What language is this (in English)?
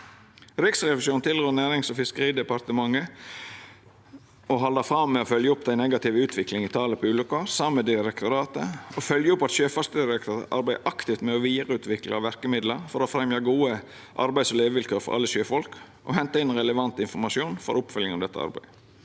Norwegian